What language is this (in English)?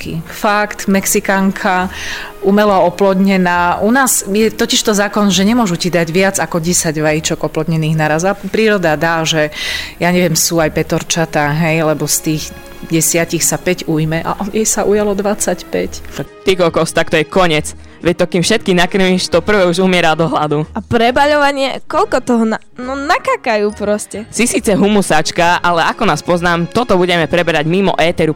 Slovak